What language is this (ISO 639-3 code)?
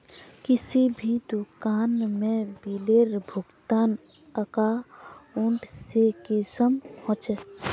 mag